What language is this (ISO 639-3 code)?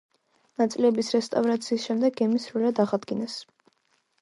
kat